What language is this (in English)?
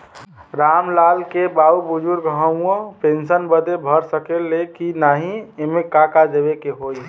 Bhojpuri